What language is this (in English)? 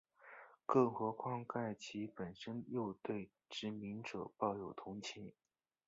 Chinese